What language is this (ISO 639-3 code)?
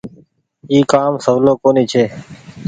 gig